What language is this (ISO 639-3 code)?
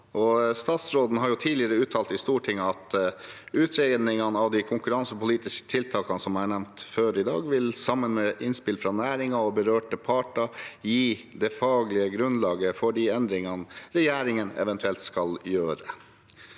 nor